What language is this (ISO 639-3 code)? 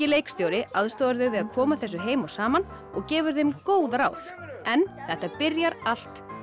isl